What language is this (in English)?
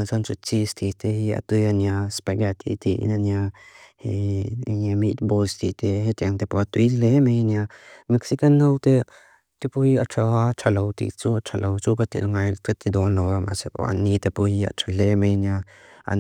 Mizo